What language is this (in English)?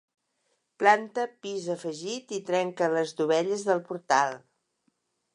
Catalan